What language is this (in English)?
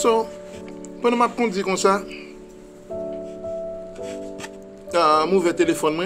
French